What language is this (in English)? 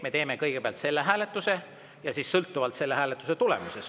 Estonian